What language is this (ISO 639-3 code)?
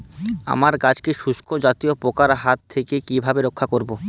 ben